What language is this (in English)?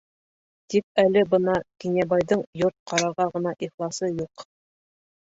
Bashkir